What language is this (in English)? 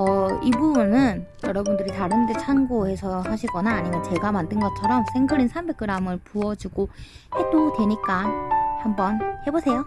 Korean